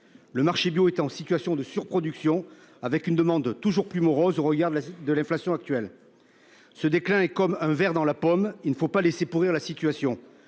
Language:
French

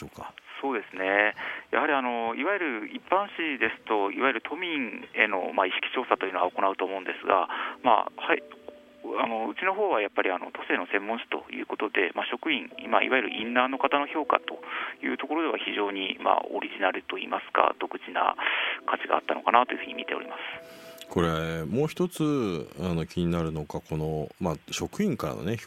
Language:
Japanese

